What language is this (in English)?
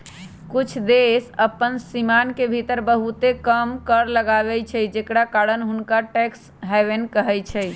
Magahi